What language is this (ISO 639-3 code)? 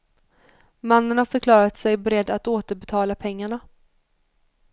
swe